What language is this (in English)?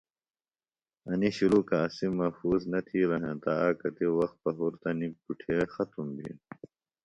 Phalura